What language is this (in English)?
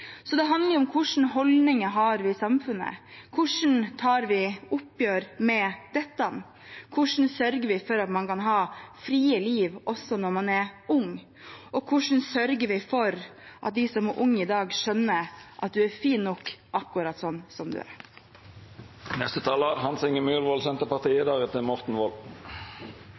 Norwegian